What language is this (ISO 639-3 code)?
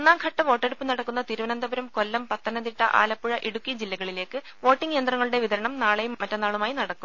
mal